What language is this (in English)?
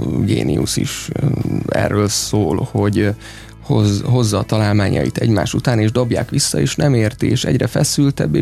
Hungarian